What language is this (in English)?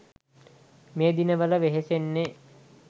Sinhala